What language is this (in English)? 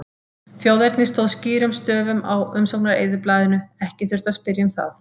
Icelandic